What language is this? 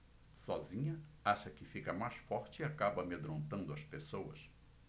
Portuguese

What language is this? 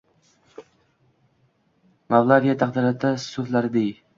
Uzbek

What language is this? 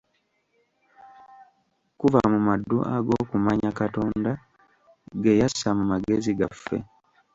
Ganda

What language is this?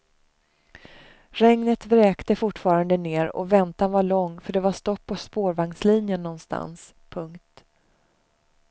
Swedish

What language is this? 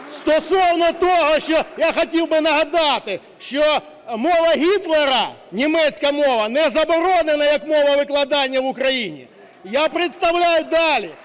Ukrainian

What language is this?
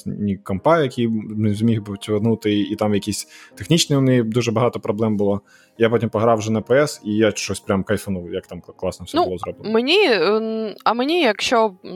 Ukrainian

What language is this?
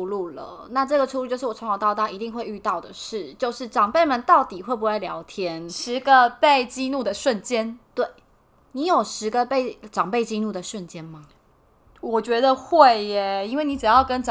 Chinese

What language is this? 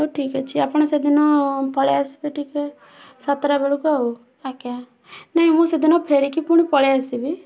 Odia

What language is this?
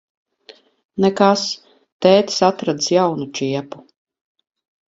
Latvian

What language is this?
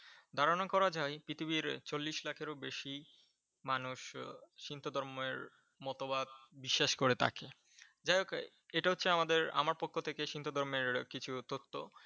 Bangla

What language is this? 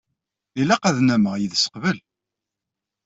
Kabyle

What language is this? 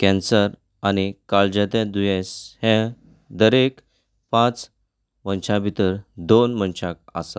Konkani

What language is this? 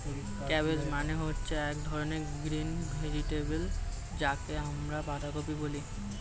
Bangla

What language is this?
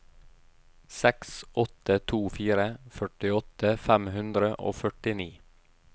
Norwegian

